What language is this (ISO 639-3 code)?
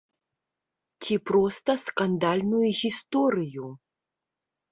bel